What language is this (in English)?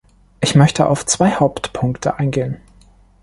German